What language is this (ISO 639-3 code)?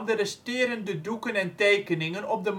nld